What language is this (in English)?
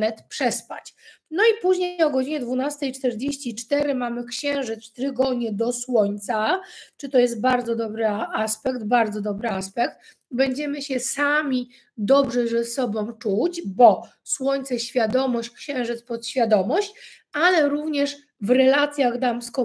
Polish